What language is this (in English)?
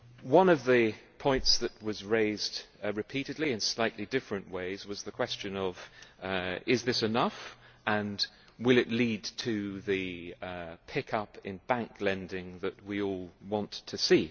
English